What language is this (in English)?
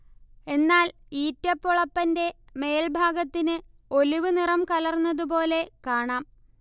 Malayalam